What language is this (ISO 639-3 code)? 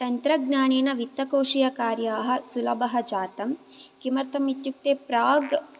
san